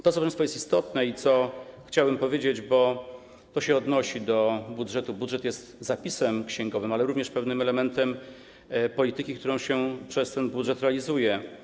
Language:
Polish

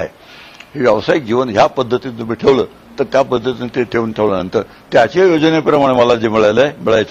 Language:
Marathi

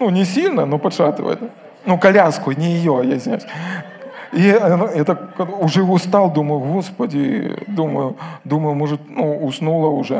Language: Russian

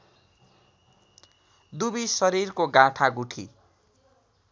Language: Nepali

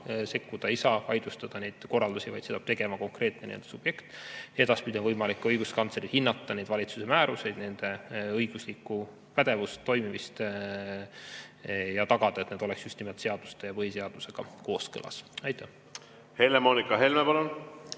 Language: Estonian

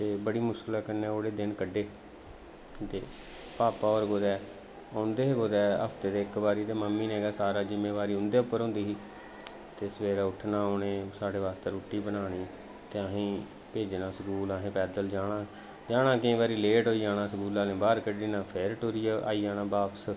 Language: Dogri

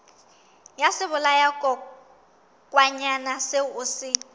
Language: Southern Sotho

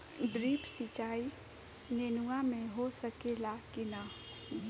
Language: Bhojpuri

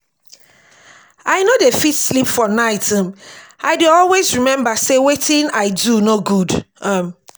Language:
Nigerian Pidgin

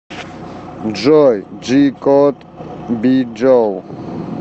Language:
Russian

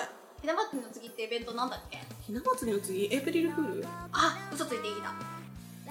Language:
Japanese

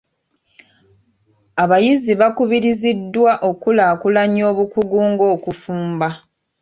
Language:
Ganda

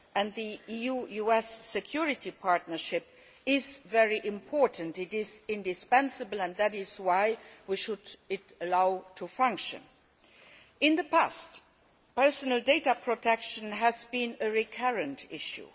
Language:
English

